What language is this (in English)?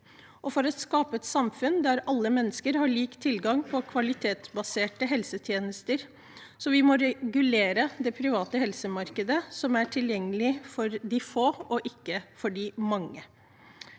Norwegian